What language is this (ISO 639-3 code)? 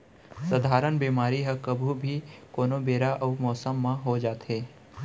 hne